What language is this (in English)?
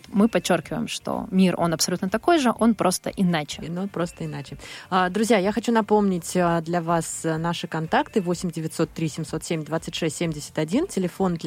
Russian